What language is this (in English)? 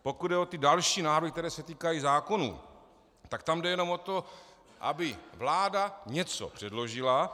Czech